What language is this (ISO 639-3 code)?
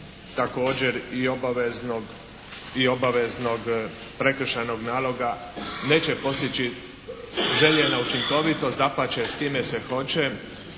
hrv